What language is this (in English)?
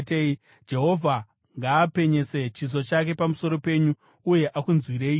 Shona